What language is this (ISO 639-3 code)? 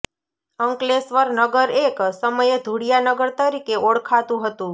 guj